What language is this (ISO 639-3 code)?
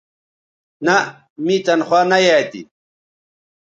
btv